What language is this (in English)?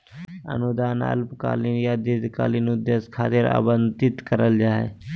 Magahi